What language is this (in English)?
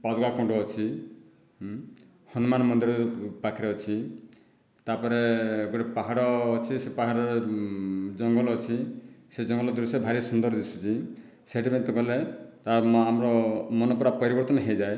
Odia